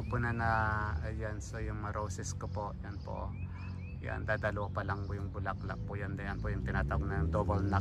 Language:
Filipino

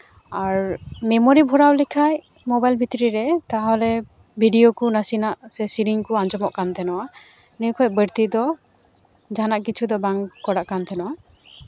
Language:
Santali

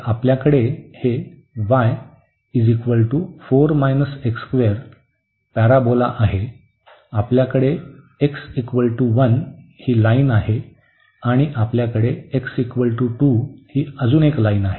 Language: Marathi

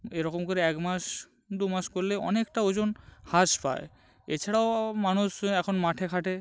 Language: Bangla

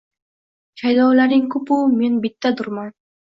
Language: Uzbek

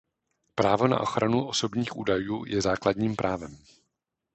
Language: Czech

